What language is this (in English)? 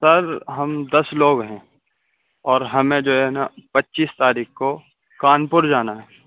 Urdu